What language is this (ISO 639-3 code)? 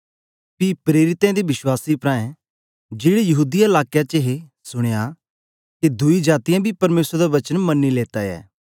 doi